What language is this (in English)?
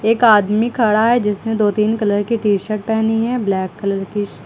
Hindi